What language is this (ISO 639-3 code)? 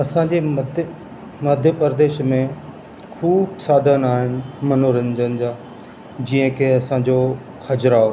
snd